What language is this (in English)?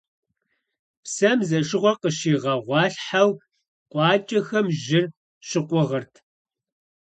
Kabardian